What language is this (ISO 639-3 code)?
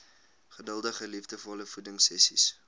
afr